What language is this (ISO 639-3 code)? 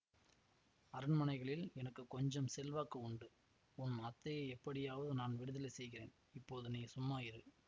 tam